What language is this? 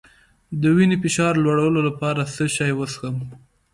Pashto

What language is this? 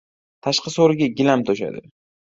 Uzbek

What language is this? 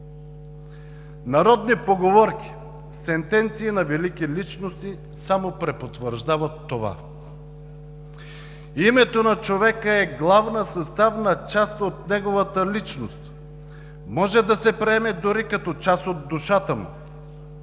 Bulgarian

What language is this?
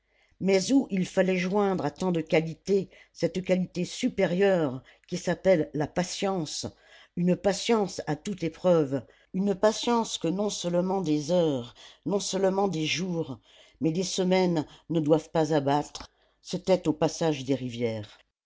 French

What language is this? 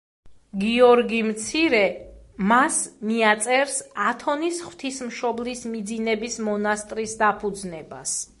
Georgian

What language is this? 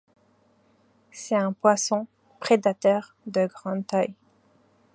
French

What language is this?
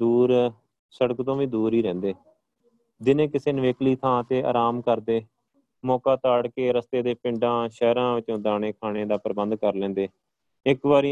Punjabi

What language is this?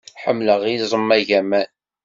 Kabyle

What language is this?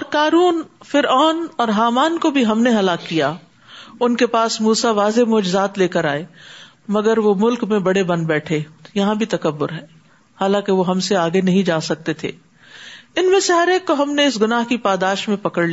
Urdu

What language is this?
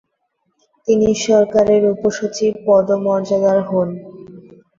Bangla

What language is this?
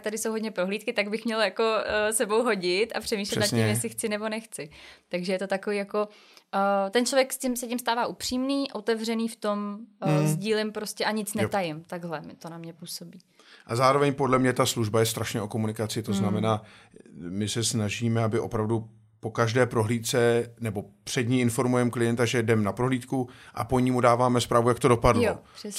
Czech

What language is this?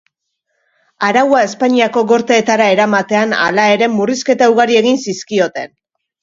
Basque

